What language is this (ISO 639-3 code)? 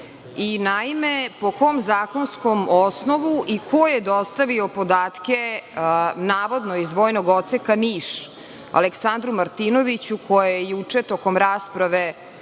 srp